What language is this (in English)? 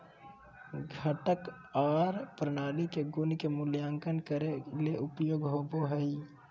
Magahi